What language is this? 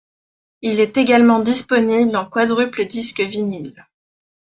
French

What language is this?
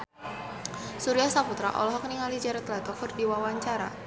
Sundanese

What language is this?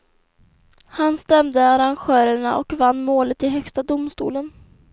Swedish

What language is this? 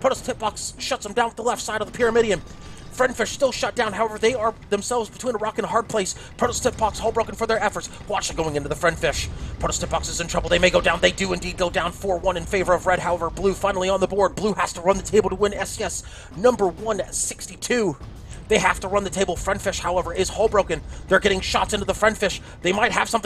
English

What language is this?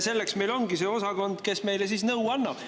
Estonian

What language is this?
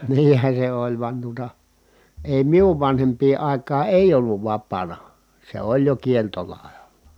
Finnish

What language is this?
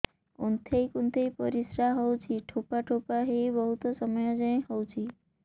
Odia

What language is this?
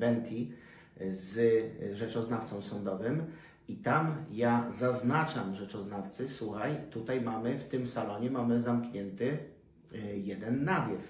Polish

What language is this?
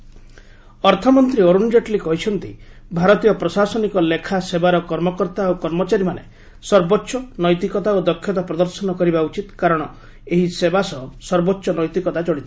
Odia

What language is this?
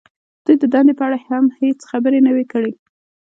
Pashto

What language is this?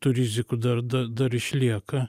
Lithuanian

